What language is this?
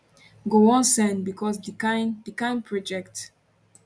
Nigerian Pidgin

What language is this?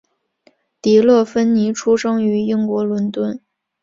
Chinese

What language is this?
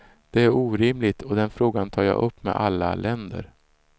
Swedish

